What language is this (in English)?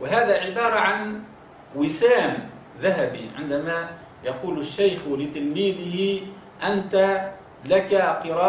Arabic